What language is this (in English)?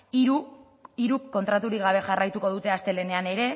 Basque